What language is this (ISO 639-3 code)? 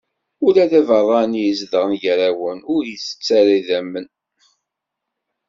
kab